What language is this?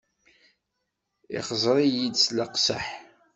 Kabyle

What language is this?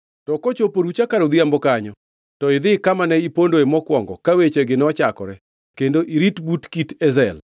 Luo (Kenya and Tanzania)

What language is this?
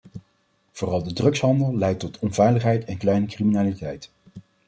Dutch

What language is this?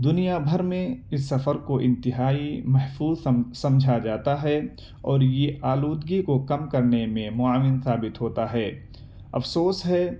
Urdu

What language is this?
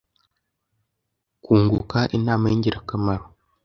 Kinyarwanda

